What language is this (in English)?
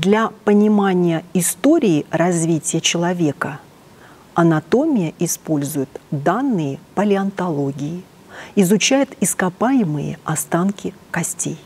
Russian